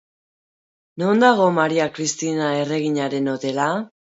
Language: Basque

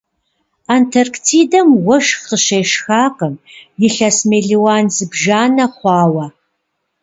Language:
Kabardian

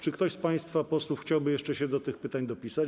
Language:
Polish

